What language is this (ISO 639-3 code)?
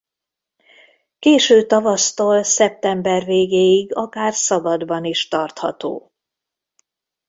hun